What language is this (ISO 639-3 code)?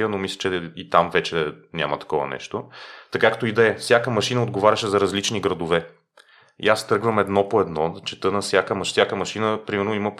bul